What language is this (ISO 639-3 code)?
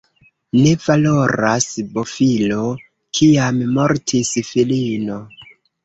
epo